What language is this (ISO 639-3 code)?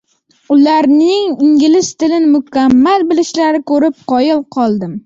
uzb